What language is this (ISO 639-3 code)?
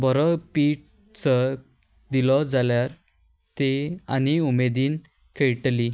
kok